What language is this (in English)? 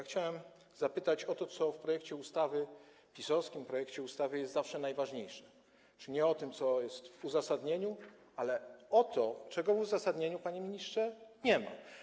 Polish